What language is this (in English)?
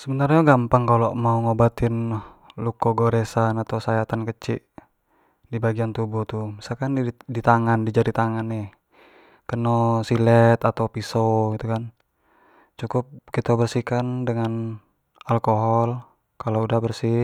Jambi Malay